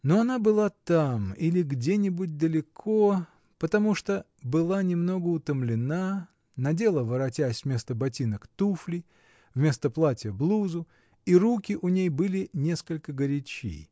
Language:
Russian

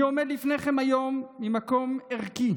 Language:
Hebrew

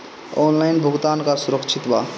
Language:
Bhojpuri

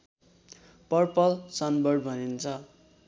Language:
Nepali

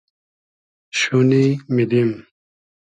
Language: Hazaragi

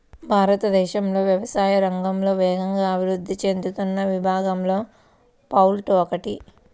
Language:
Telugu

